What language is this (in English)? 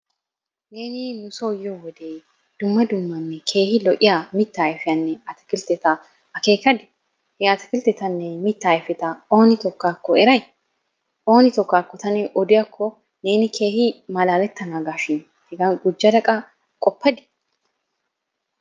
Wolaytta